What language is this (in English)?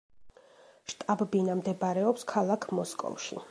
Georgian